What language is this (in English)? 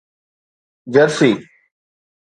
Sindhi